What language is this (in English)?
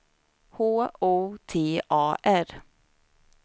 Swedish